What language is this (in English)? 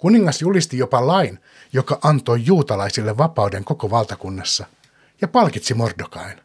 Finnish